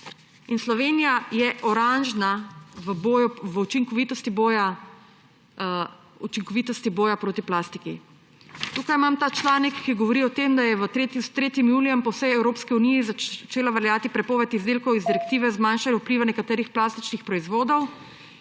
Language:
Slovenian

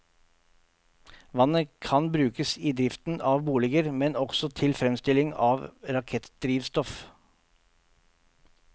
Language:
Norwegian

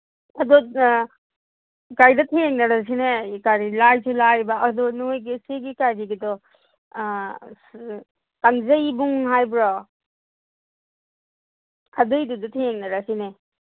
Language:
Manipuri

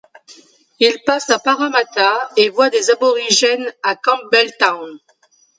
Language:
French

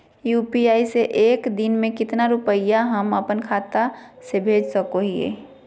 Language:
Magahi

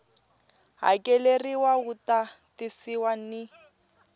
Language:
Tsonga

